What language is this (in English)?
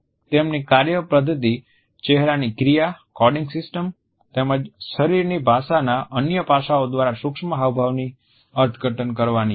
Gujarati